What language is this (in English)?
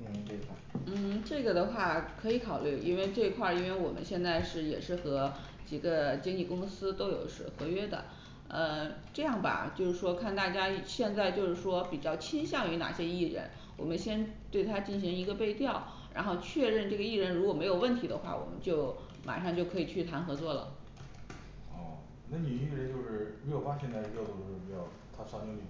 Chinese